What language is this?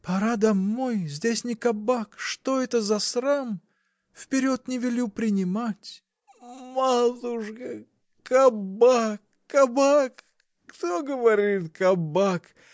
Russian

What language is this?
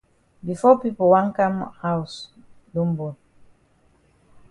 Cameroon Pidgin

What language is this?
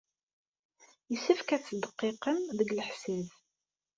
Kabyle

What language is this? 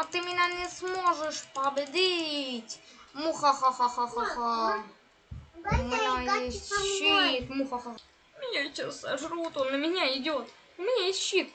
Russian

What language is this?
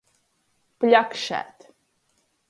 Latgalian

